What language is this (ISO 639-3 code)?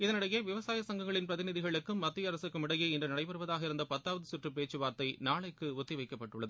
tam